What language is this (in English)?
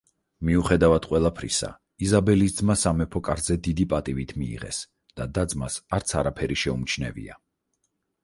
Georgian